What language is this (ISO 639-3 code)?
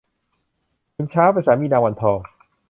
tha